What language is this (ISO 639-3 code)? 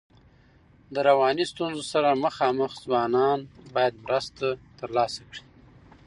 pus